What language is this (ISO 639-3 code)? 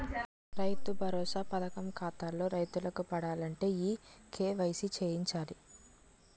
tel